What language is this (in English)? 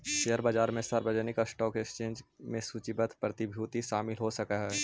Magahi